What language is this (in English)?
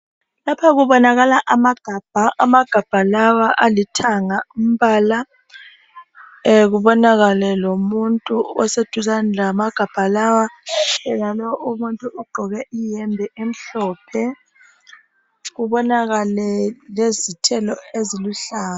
North Ndebele